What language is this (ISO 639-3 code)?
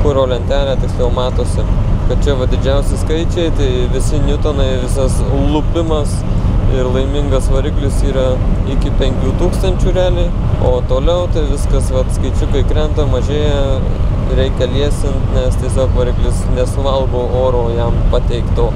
lit